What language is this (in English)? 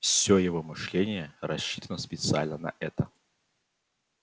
Russian